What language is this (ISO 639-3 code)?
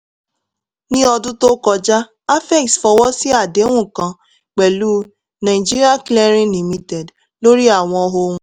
yor